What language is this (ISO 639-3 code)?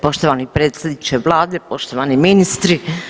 hrv